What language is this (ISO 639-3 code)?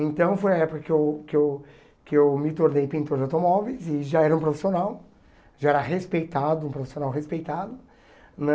por